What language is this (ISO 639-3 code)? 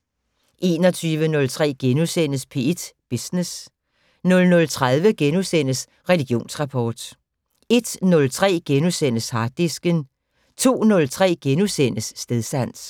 dan